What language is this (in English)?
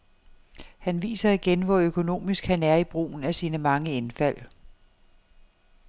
Danish